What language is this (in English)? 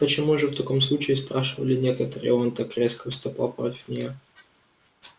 Russian